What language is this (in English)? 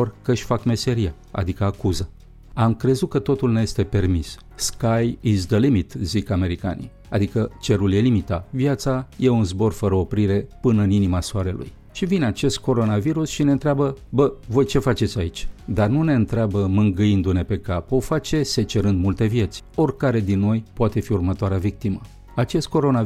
Romanian